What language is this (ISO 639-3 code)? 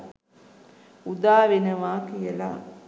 sin